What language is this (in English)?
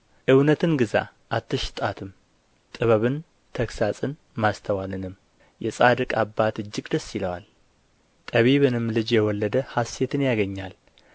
Amharic